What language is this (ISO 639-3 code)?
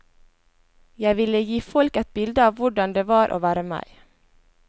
nor